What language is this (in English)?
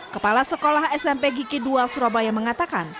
Indonesian